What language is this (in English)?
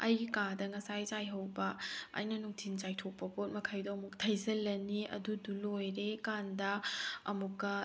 Manipuri